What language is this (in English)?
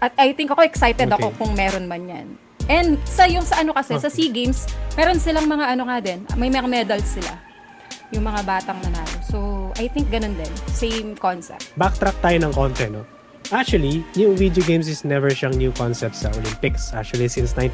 Filipino